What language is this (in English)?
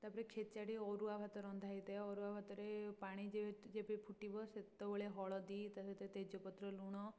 Odia